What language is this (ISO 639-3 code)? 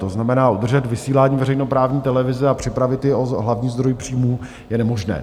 ces